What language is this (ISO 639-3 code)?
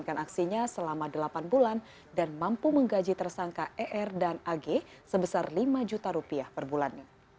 ind